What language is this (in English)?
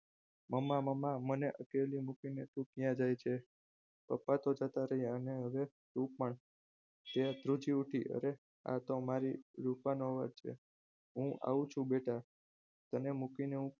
Gujarati